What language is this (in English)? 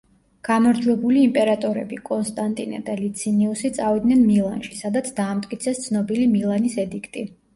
Georgian